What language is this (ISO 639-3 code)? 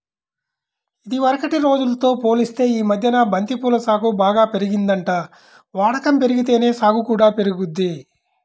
tel